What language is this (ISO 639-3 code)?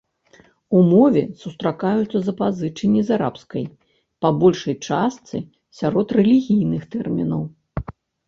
bel